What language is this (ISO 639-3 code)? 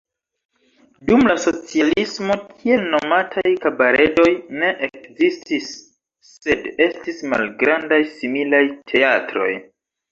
epo